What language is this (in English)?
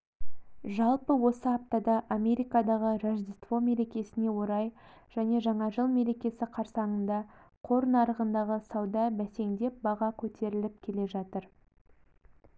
Kazakh